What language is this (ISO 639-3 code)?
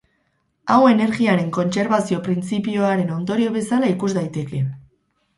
eus